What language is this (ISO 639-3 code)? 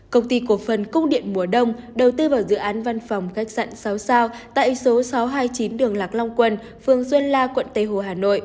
vie